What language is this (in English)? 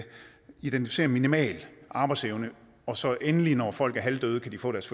Danish